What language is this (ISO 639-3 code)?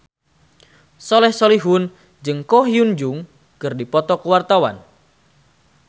sun